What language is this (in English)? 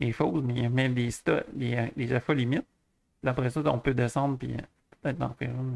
French